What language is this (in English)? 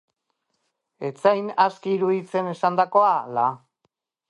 Basque